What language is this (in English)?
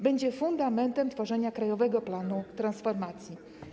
Polish